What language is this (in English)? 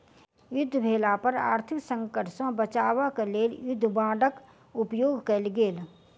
Maithili